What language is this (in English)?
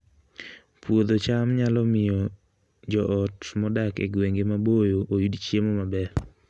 Luo (Kenya and Tanzania)